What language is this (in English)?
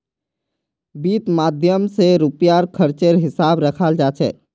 Magahi